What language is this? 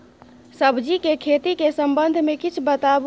Maithili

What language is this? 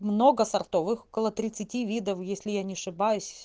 Russian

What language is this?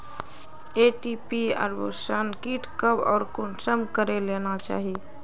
Magahi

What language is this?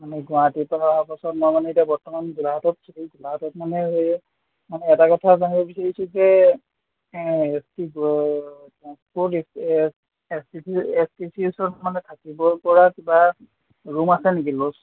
Assamese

